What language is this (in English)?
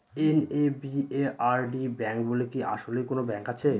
Bangla